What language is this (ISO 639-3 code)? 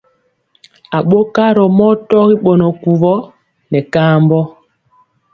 mcx